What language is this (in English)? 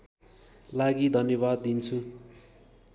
Nepali